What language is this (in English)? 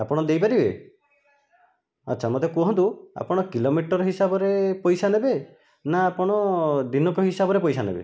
Odia